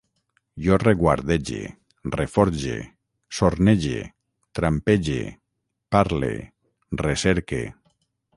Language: Catalan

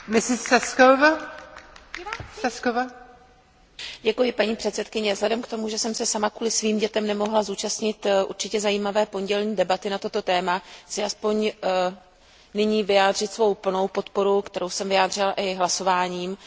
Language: Czech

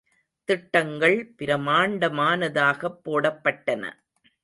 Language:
Tamil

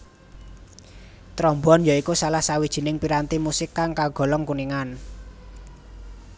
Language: Javanese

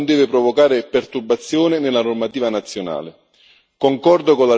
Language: Italian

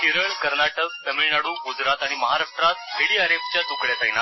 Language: Marathi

